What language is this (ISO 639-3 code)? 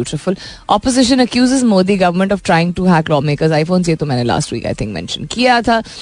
hin